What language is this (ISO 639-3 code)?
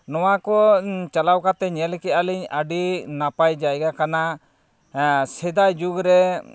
sat